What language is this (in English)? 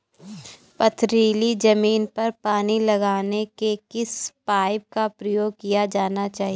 Hindi